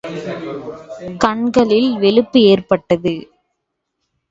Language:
Tamil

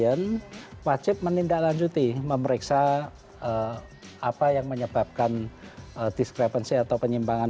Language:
Indonesian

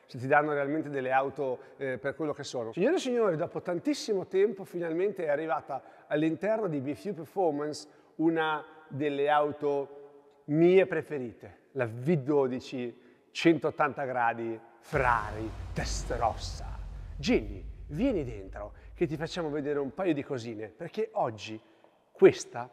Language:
Italian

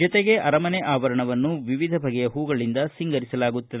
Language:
Kannada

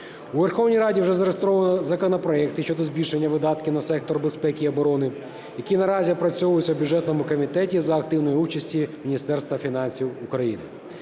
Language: Ukrainian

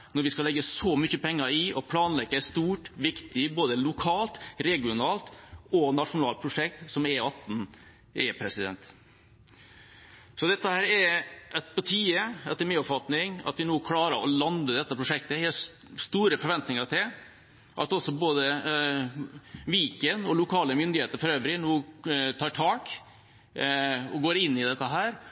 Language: Norwegian Bokmål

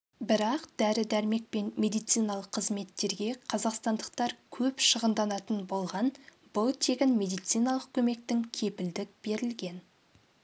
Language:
Kazakh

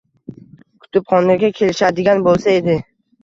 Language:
Uzbek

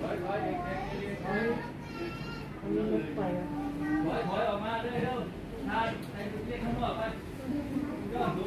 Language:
Thai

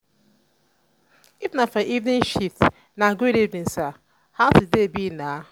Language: Nigerian Pidgin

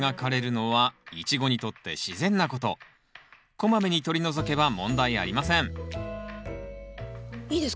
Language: Japanese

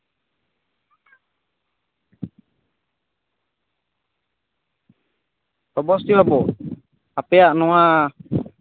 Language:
Santali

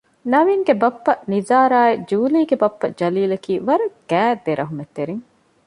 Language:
Divehi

